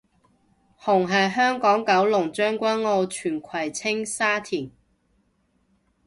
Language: Cantonese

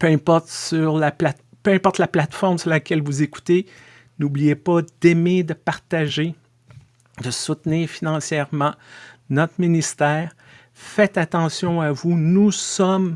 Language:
French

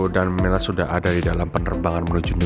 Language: Indonesian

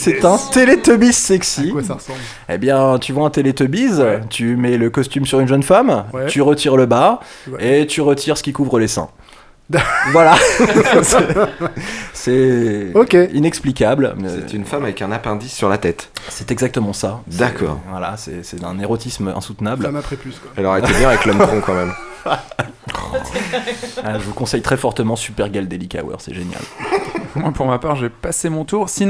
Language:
French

